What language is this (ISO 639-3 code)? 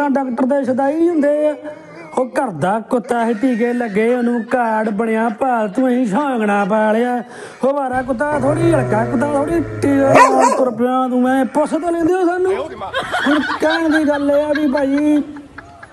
pan